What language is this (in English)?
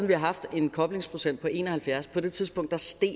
Danish